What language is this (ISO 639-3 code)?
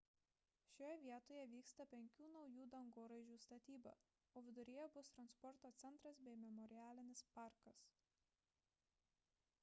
lit